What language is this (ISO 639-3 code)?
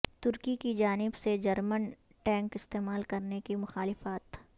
urd